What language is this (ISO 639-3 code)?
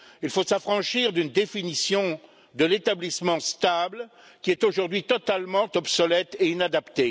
fra